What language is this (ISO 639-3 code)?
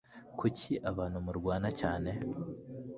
kin